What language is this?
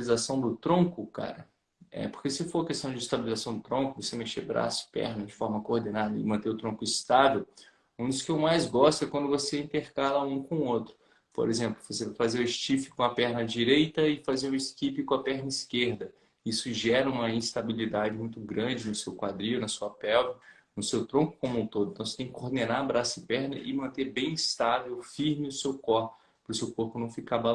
Portuguese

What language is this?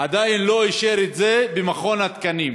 Hebrew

